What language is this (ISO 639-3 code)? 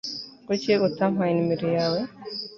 kin